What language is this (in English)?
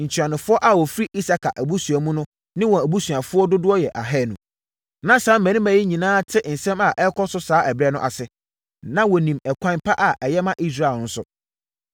Akan